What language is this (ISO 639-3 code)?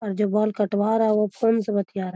mag